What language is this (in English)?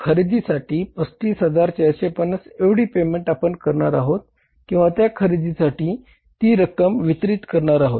Marathi